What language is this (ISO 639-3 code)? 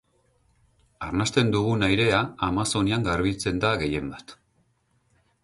eus